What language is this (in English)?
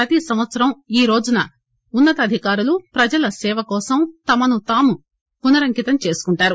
Telugu